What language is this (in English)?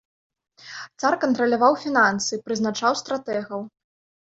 Belarusian